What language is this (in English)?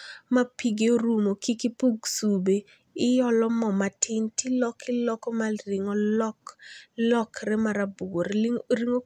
Luo (Kenya and Tanzania)